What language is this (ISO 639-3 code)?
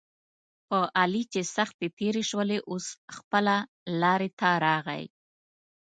pus